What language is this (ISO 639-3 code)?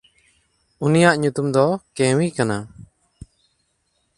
sat